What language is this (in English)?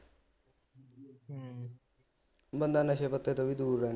Punjabi